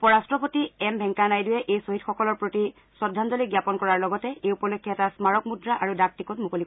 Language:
Assamese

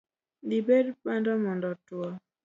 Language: Luo (Kenya and Tanzania)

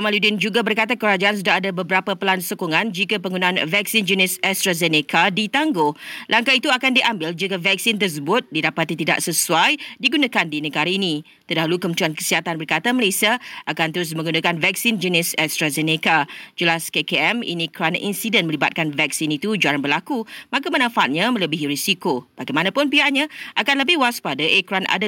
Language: Malay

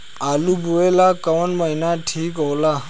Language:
Bhojpuri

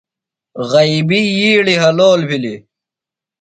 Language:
Phalura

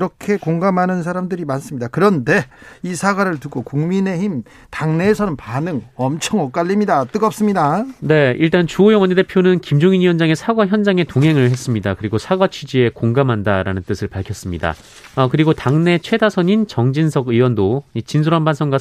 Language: Korean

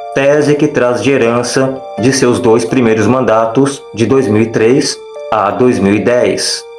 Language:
Portuguese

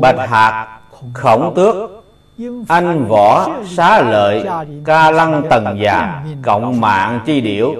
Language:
Vietnamese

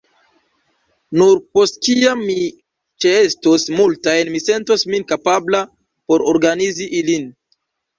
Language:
Esperanto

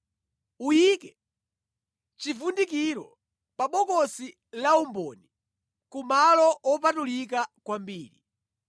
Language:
Nyanja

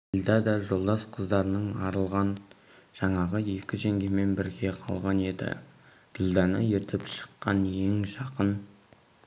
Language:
Kazakh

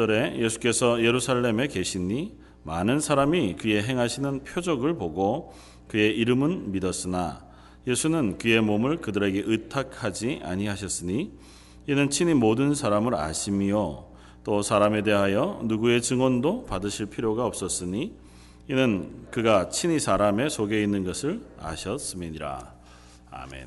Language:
Korean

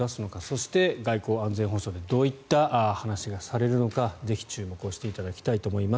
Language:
Japanese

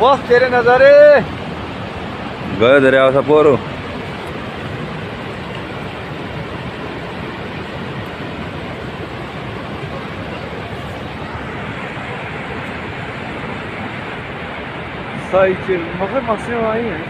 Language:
Turkish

